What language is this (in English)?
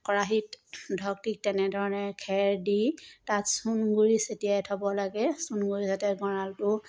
Assamese